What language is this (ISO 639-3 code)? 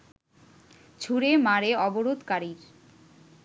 ben